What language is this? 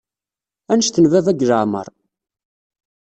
Kabyle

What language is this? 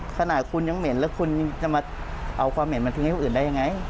Thai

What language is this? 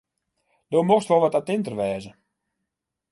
Western Frisian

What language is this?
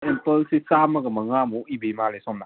Manipuri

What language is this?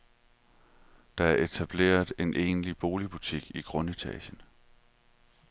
Danish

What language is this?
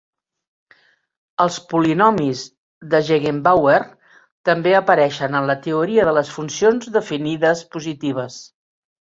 Catalan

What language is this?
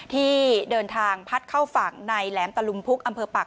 Thai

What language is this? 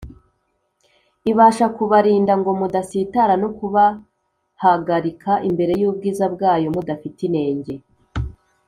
Kinyarwanda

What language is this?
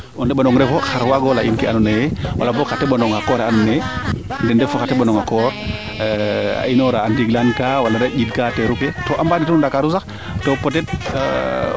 Serer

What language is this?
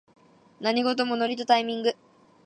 Japanese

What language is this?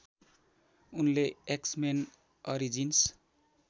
Nepali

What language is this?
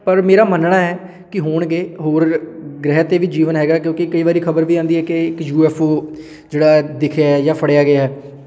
Punjabi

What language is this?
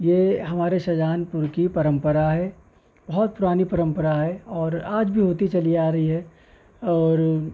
Urdu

